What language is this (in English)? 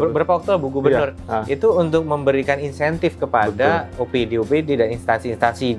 Indonesian